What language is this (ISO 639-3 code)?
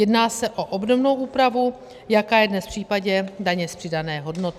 ces